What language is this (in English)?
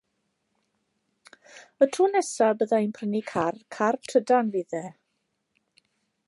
Welsh